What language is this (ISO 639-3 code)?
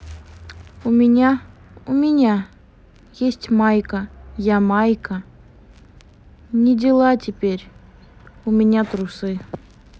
rus